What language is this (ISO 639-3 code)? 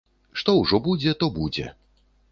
bel